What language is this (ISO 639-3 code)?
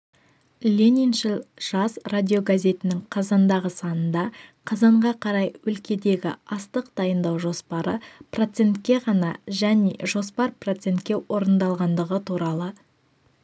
kaz